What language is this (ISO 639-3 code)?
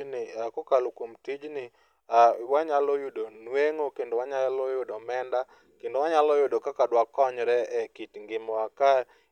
luo